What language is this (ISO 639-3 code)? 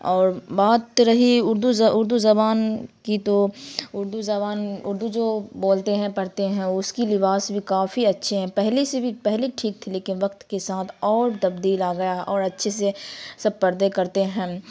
urd